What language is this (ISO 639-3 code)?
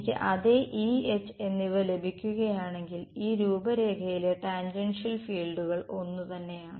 mal